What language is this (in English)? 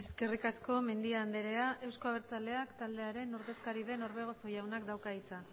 Basque